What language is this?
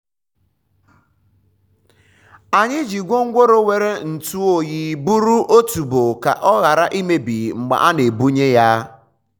Igbo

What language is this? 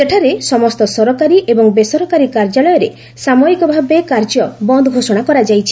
Odia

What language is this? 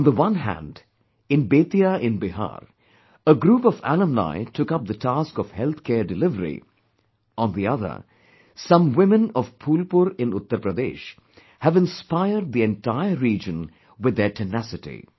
English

